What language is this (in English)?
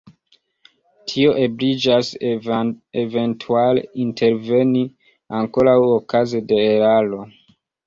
Esperanto